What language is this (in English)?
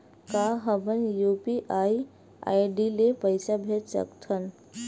Chhattisgarhi